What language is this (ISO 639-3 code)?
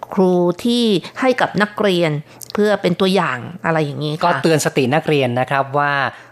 tha